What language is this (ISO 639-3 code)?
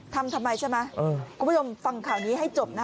tha